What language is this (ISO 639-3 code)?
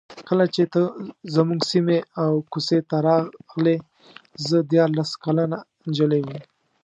pus